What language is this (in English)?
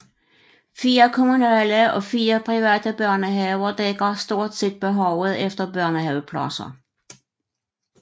Danish